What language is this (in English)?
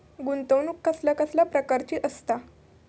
Marathi